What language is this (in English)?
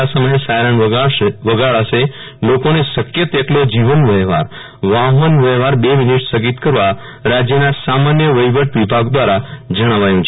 Gujarati